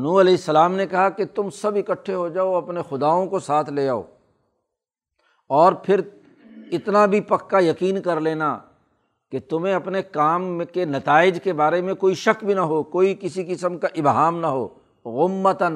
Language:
Urdu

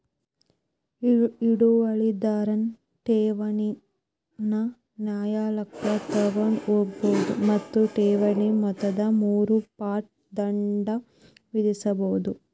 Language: Kannada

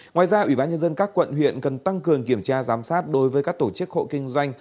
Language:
Vietnamese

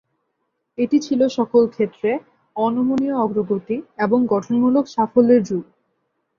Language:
Bangla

